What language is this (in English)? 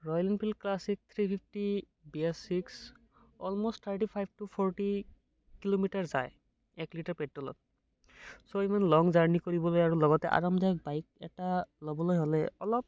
Assamese